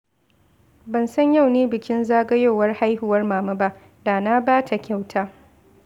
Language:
Hausa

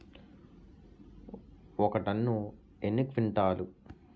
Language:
Telugu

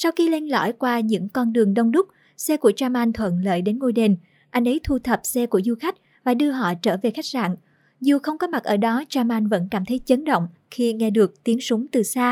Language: Vietnamese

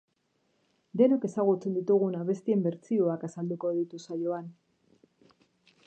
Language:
Basque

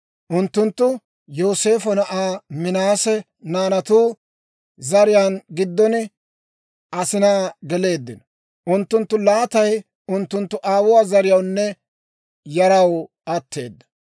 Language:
Dawro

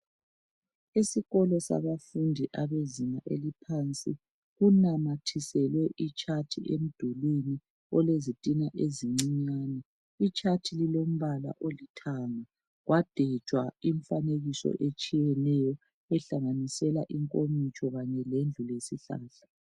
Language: North Ndebele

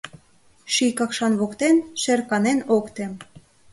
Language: Mari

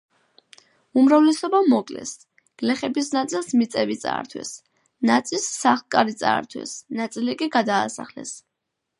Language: Georgian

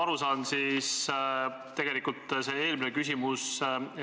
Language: Estonian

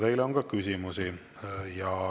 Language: Estonian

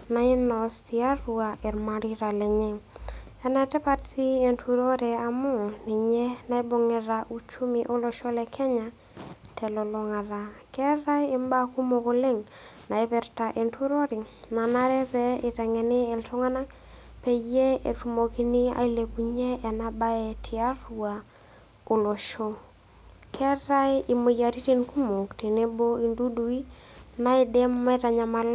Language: Masai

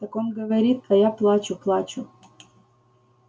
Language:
Russian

